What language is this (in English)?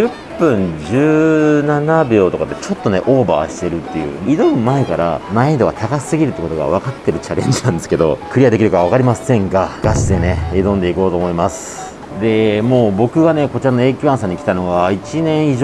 Japanese